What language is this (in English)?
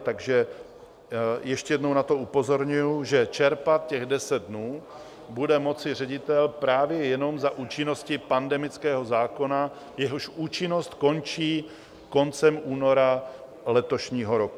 Czech